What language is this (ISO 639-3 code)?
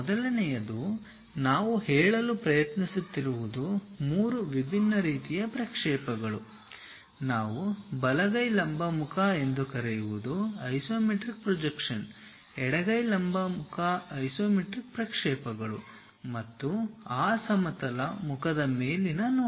kan